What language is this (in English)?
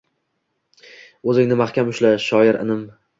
Uzbek